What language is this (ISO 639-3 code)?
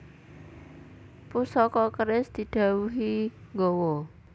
jav